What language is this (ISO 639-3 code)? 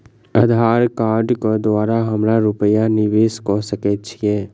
mai